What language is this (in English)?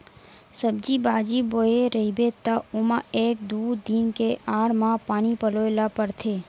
Chhattisgarhi